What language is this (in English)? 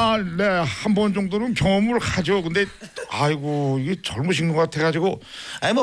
Korean